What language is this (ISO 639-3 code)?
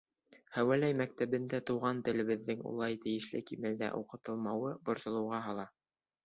bak